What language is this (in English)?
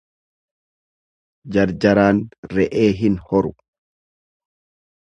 Oromo